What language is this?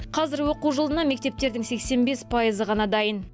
Kazakh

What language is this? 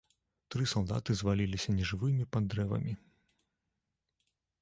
Belarusian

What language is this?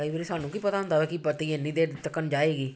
Punjabi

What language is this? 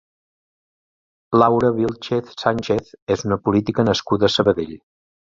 Catalan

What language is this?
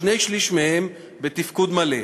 Hebrew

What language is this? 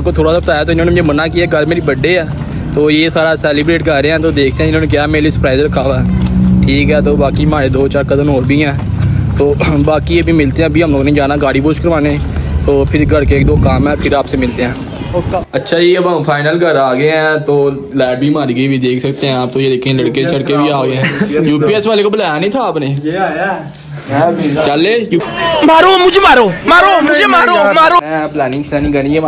Hindi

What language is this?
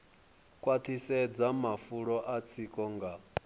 Venda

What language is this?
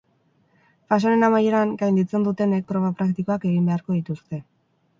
Basque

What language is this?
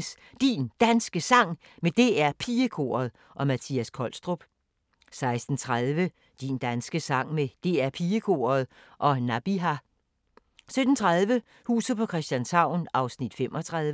Danish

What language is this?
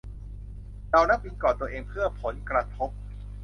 Thai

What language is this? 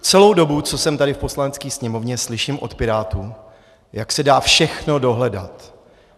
Czech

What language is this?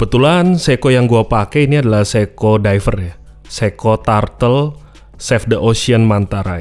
Indonesian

